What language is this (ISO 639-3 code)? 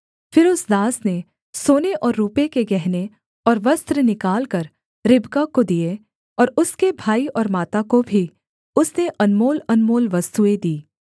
hin